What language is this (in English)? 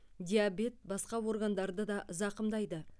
Kazakh